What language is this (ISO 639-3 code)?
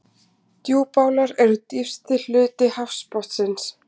isl